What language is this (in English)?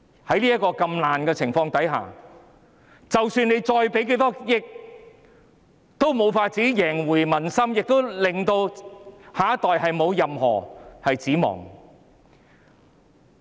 Cantonese